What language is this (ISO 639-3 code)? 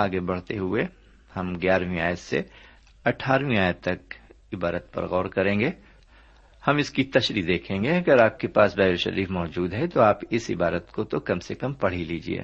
urd